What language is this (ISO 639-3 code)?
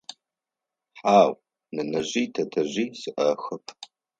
ady